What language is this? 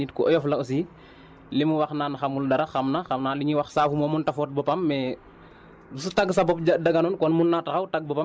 Wolof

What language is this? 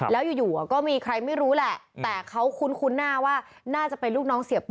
Thai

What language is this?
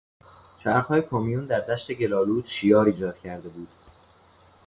Persian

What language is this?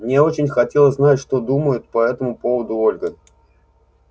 Russian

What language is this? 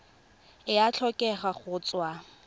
Tswana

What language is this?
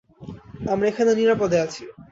Bangla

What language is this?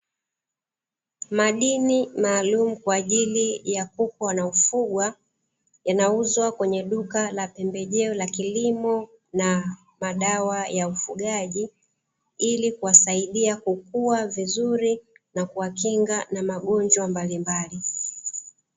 Swahili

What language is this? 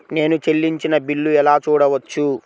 Telugu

